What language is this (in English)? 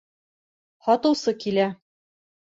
Bashkir